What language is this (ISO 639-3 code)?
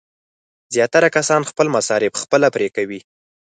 pus